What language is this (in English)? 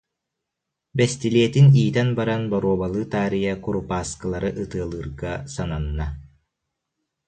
Yakut